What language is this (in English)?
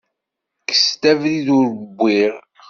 Kabyle